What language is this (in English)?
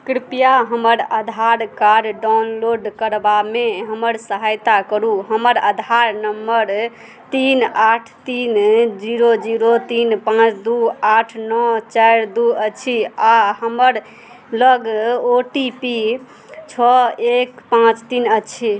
Maithili